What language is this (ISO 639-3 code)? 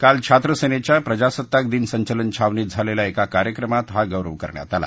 mar